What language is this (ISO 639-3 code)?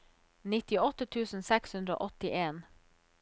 nor